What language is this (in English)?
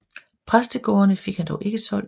Danish